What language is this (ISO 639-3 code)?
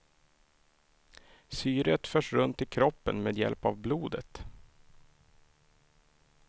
swe